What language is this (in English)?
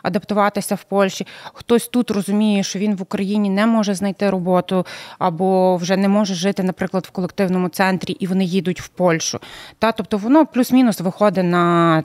Ukrainian